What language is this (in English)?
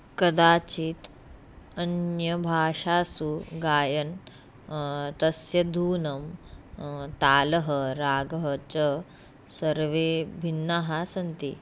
Sanskrit